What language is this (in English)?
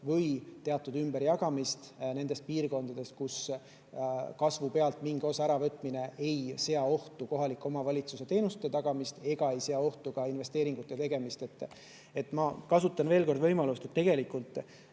Estonian